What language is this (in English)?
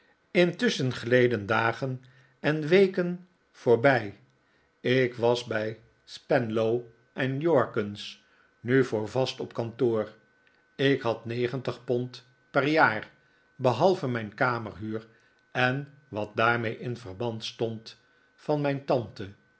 Dutch